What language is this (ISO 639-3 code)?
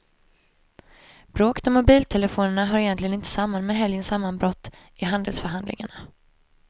swe